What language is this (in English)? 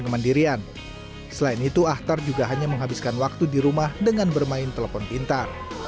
Indonesian